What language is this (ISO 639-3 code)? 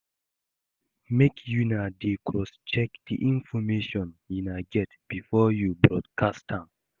pcm